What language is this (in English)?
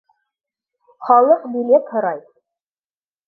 Bashkir